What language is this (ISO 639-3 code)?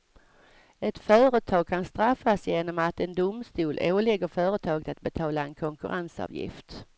swe